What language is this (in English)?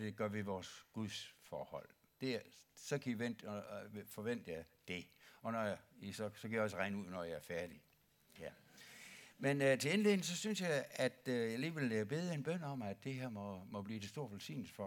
Danish